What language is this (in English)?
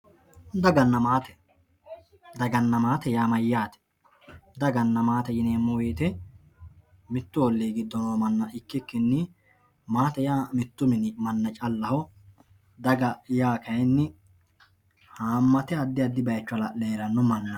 Sidamo